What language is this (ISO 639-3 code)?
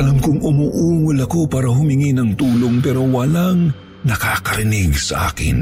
fil